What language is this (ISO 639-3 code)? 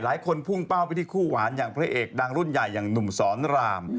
tha